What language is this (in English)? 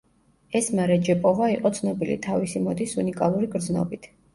Georgian